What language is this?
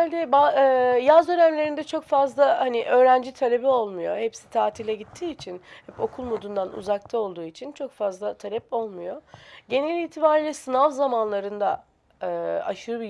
Turkish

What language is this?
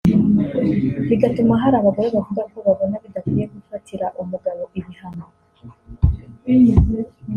Kinyarwanda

